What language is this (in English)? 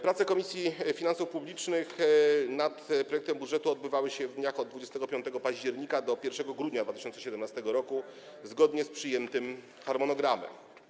Polish